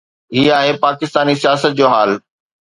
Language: Sindhi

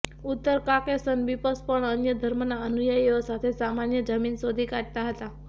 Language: Gujarati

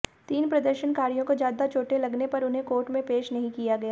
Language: Hindi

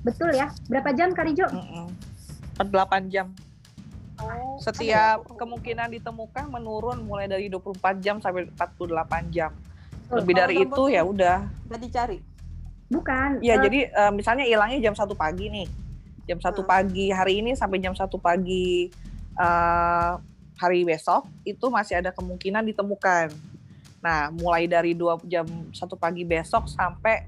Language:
Indonesian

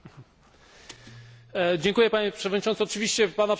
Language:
Polish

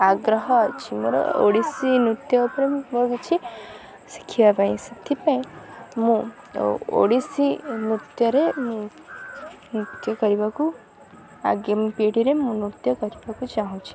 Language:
Odia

